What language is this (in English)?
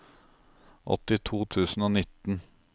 Norwegian